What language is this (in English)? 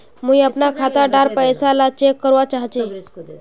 Magahi